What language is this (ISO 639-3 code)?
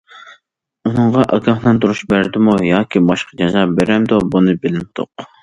uig